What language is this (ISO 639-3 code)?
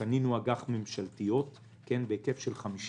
heb